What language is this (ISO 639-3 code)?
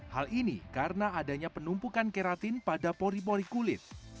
ind